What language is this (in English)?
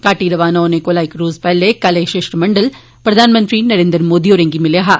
Dogri